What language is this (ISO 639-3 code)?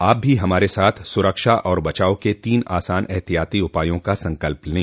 hin